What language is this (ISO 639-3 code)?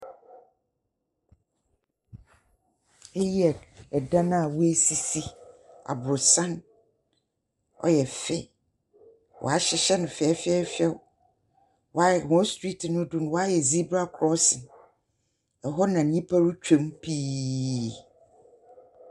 aka